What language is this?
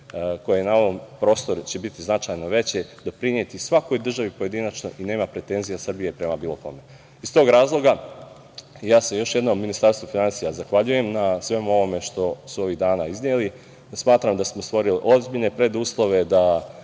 Serbian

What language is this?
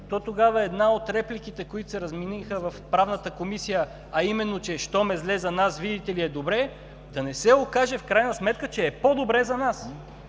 Bulgarian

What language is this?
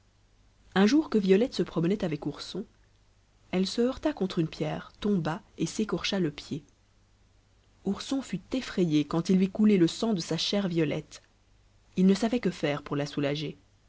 French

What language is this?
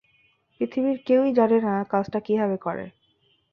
Bangla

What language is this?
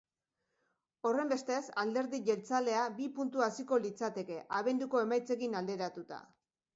Basque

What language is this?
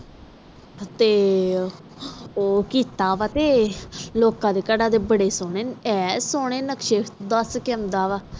Punjabi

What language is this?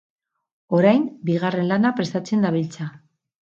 Basque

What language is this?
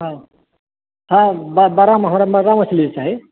Maithili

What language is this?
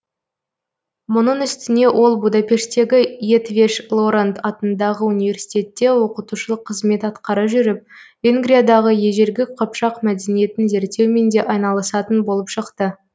Kazakh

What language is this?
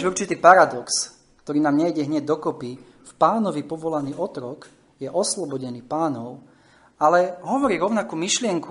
Slovak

